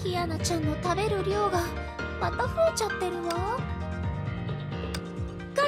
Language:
Japanese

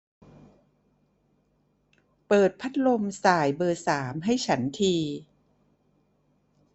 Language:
Thai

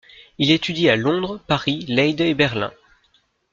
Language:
French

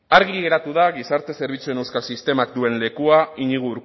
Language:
Basque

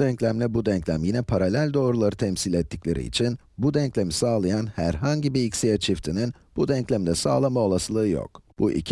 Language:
Turkish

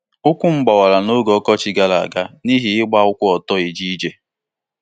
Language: Igbo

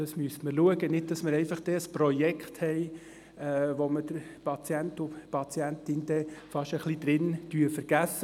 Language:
Swiss German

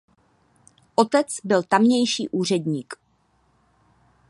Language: Czech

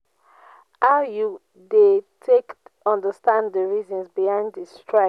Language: Nigerian Pidgin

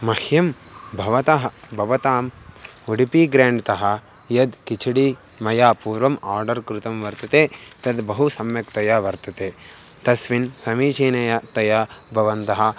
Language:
Sanskrit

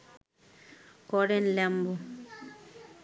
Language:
Bangla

